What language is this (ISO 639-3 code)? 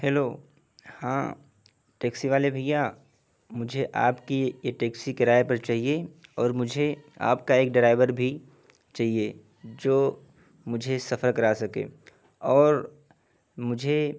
urd